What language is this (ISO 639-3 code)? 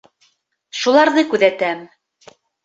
bak